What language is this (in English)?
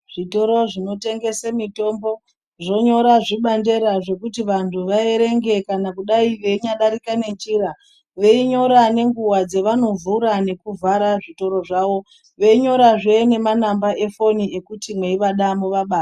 Ndau